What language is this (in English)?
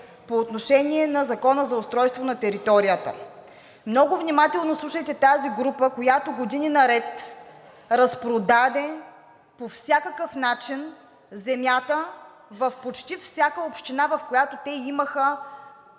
Bulgarian